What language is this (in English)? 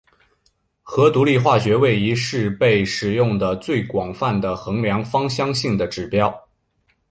Chinese